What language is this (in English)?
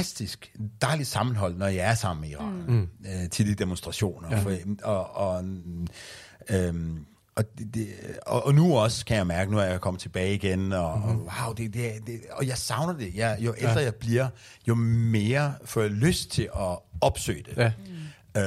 Danish